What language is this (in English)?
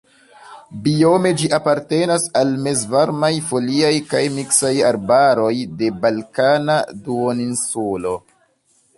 Esperanto